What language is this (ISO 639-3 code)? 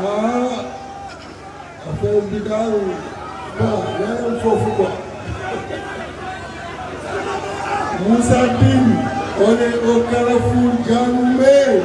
fra